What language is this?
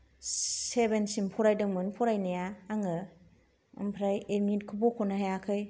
Bodo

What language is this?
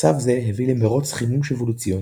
Hebrew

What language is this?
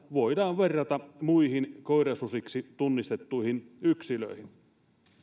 Finnish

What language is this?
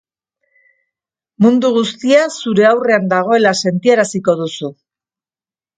Basque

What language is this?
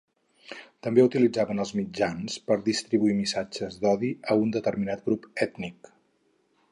Catalan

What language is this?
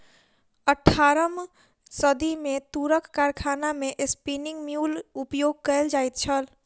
Maithili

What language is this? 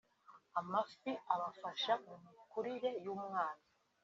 Kinyarwanda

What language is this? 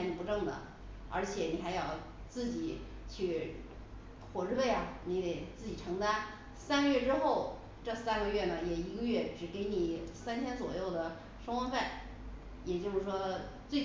Chinese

